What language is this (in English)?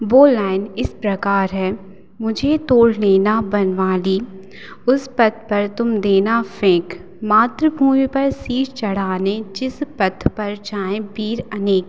Hindi